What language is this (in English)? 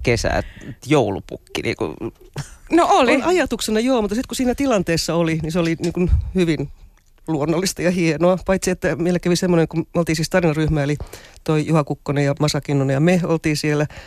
Finnish